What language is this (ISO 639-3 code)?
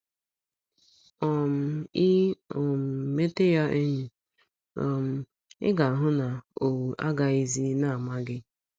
ibo